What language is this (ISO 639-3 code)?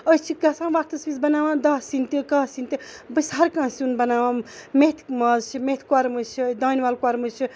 kas